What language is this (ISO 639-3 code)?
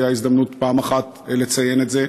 heb